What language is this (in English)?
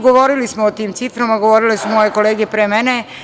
Serbian